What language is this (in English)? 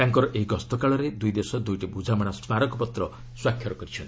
Odia